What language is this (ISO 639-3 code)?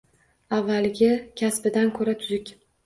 uzb